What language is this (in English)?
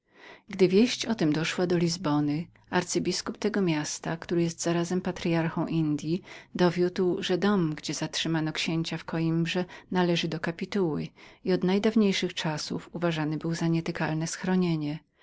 Polish